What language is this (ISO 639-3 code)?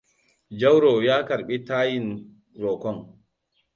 hau